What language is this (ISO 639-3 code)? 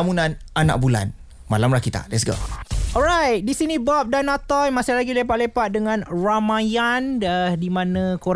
msa